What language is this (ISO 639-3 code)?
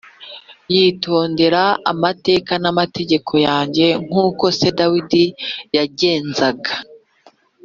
kin